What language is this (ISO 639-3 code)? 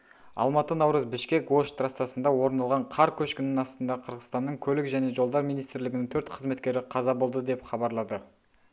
kaz